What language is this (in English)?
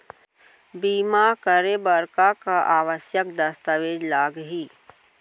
Chhattisgarhi